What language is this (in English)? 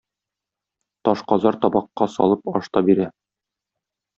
Tatar